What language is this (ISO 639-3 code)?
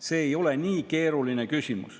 est